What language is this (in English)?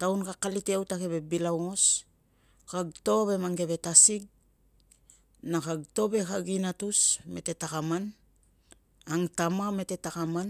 Tungag